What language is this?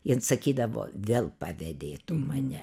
Lithuanian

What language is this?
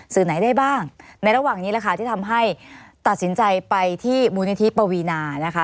Thai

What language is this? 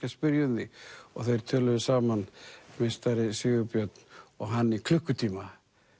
Icelandic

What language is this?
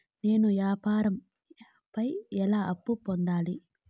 Telugu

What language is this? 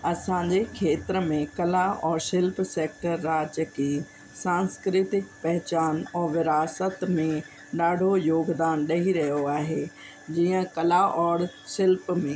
Sindhi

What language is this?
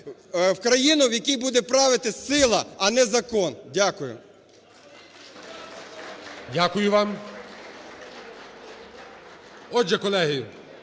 Ukrainian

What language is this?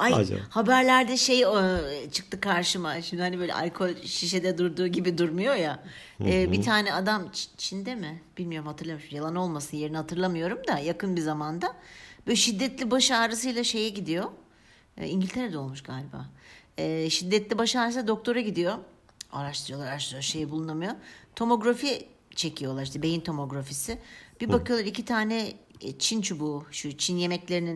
Turkish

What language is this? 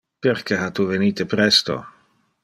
Interlingua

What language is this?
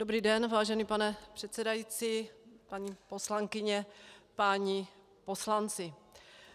Czech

